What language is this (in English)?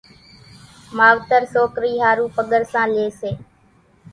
Kachi Koli